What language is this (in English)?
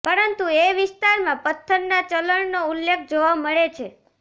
Gujarati